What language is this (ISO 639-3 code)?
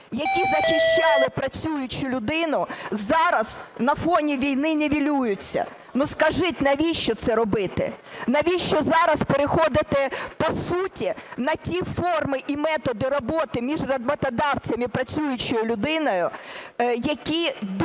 ukr